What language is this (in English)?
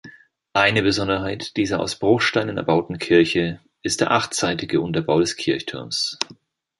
German